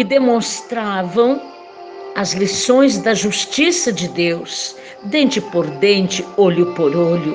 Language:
Portuguese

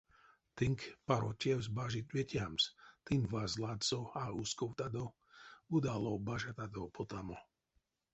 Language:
Erzya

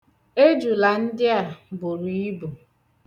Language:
Igbo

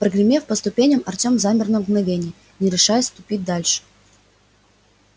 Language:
Russian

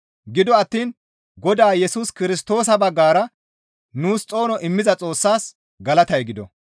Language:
Gamo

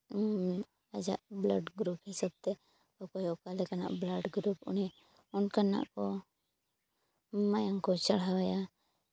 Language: Santali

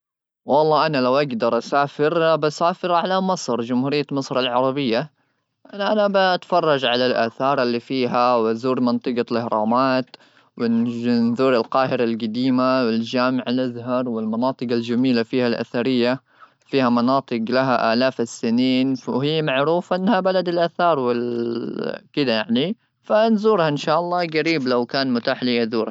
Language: Gulf Arabic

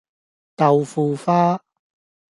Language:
Cantonese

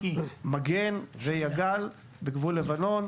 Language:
Hebrew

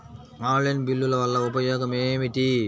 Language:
Telugu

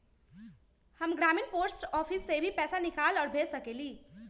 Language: Magahi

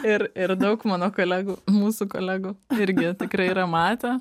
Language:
Lithuanian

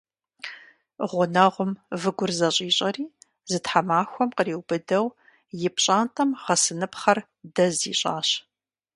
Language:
Kabardian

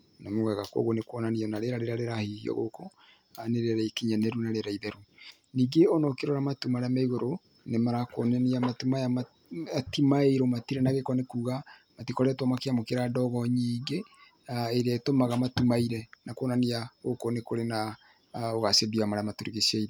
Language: Kikuyu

